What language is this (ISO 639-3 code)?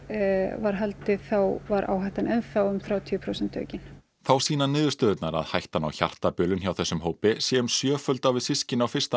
isl